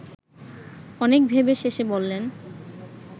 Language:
Bangla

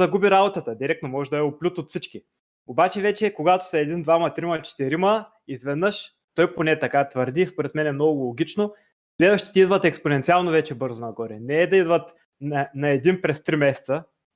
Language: Bulgarian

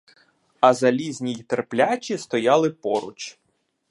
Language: Ukrainian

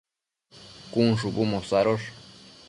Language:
Matsés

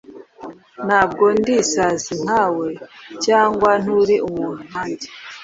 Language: Kinyarwanda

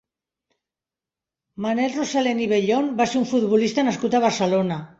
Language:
Catalan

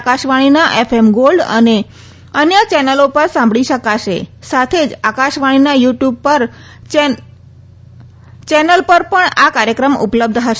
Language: Gujarati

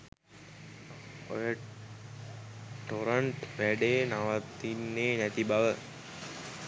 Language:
Sinhala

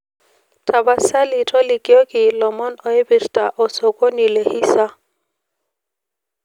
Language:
Masai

